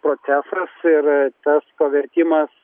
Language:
Lithuanian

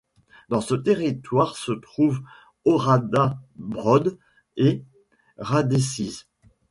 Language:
French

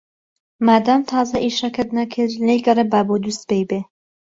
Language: Central Kurdish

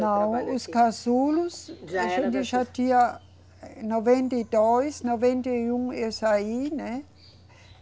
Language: Portuguese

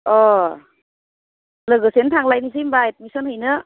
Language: Bodo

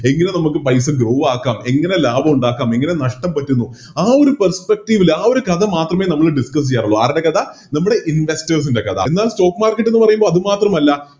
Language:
Malayalam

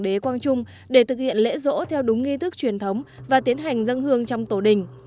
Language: Vietnamese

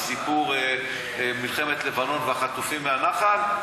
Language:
Hebrew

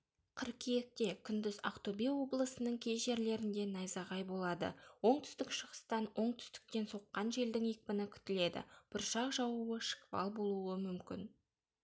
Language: Kazakh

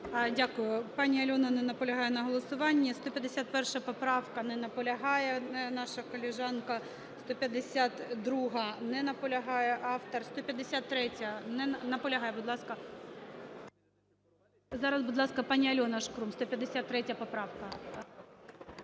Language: Ukrainian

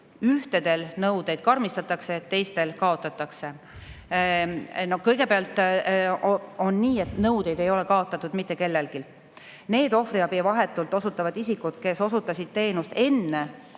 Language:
Estonian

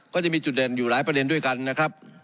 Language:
Thai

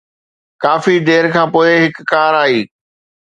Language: Sindhi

